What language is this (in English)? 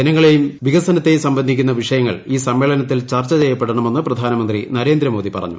Malayalam